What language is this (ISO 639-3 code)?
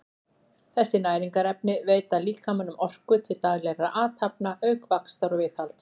isl